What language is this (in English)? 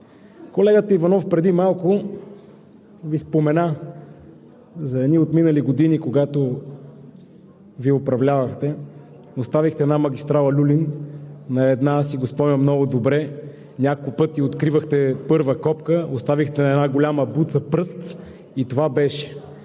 Bulgarian